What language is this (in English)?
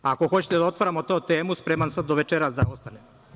Serbian